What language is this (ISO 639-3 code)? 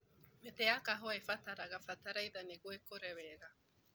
kik